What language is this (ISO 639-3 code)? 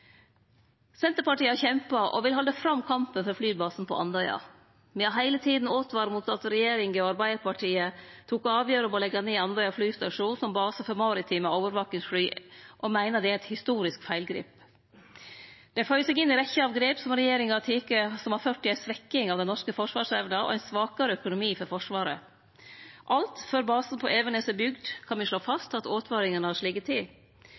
nno